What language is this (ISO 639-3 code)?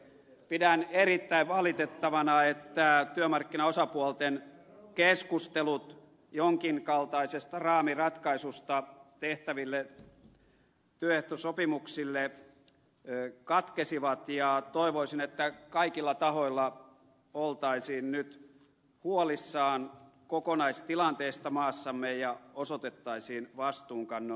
fin